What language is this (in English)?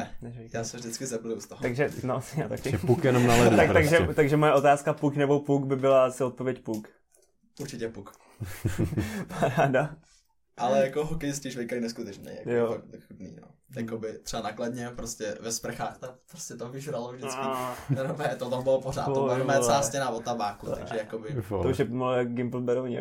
Czech